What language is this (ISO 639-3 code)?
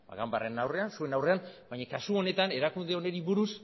eus